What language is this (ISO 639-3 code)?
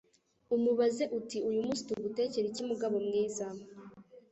kin